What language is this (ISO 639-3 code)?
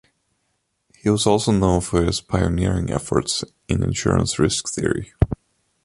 eng